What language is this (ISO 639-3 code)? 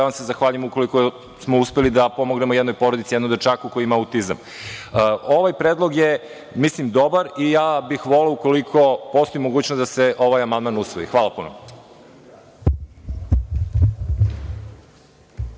srp